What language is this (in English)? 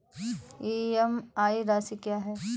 Hindi